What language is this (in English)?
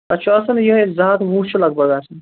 Kashmiri